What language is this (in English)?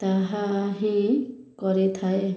Odia